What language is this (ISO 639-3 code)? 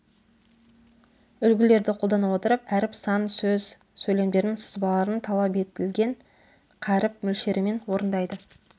kaz